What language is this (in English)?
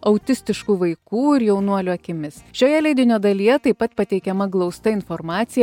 Lithuanian